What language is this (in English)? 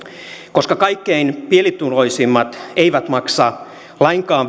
Finnish